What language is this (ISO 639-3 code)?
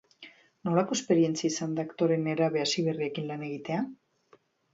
eus